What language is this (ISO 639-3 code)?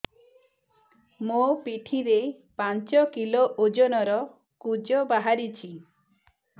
ori